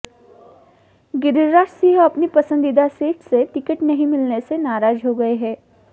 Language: Hindi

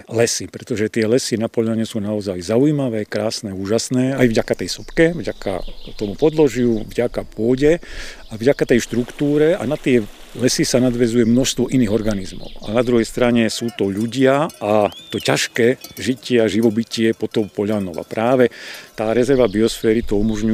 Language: Slovak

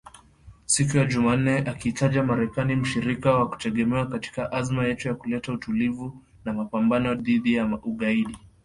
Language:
Swahili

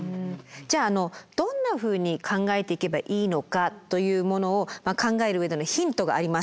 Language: Japanese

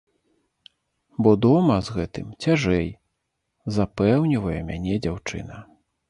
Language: Belarusian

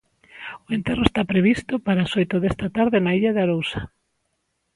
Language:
Galician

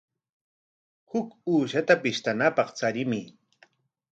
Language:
Corongo Ancash Quechua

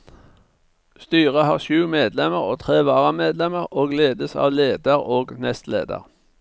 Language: Norwegian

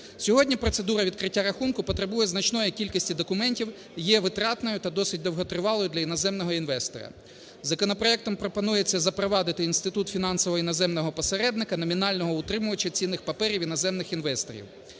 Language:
Ukrainian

